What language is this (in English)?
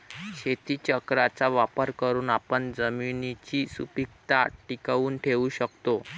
Marathi